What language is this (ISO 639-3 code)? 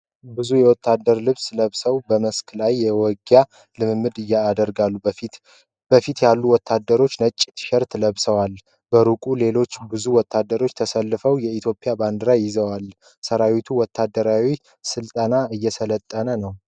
amh